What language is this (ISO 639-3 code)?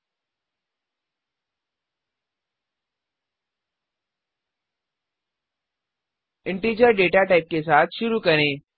hin